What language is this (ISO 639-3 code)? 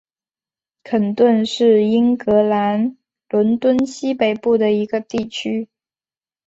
zho